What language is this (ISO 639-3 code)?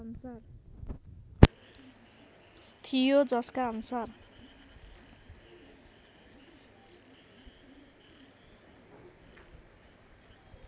nep